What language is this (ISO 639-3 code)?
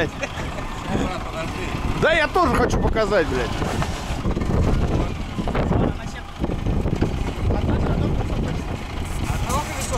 rus